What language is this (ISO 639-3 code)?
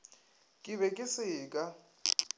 nso